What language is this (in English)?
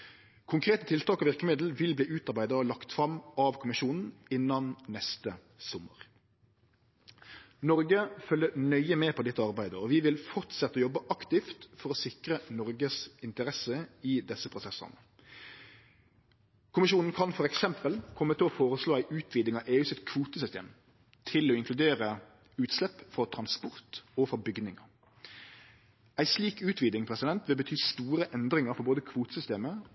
Norwegian Nynorsk